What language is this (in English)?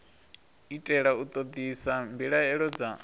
Venda